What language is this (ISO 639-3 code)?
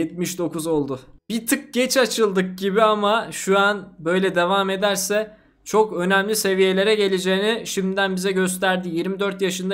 tur